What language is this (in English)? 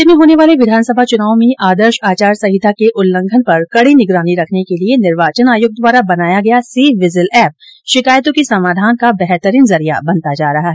Hindi